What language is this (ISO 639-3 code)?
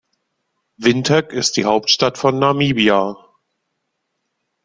deu